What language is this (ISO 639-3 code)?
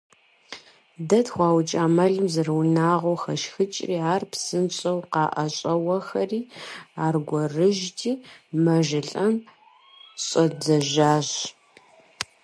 kbd